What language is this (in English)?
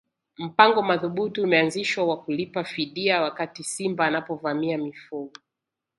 Swahili